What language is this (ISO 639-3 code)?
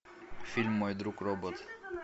rus